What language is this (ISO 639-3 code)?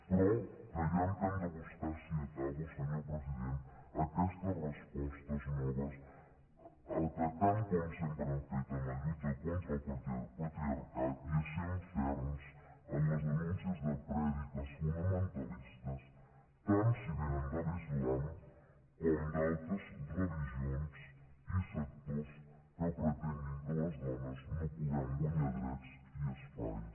cat